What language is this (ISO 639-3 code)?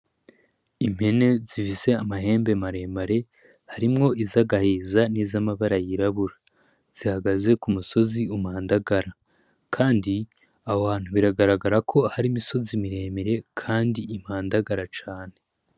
run